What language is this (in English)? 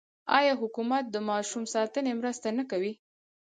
Pashto